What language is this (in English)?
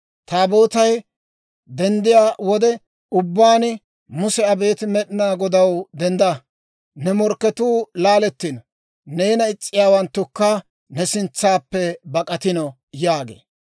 Dawro